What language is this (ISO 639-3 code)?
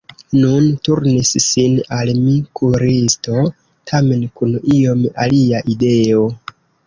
epo